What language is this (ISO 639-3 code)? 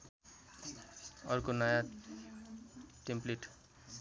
nep